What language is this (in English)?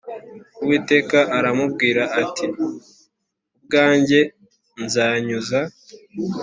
Kinyarwanda